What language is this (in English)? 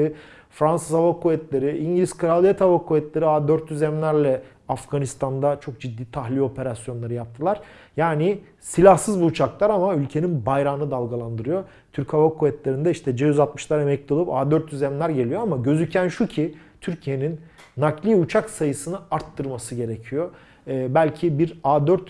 Turkish